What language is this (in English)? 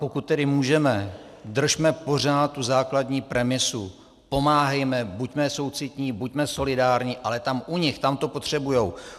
Czech